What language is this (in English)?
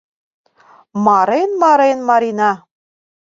Mari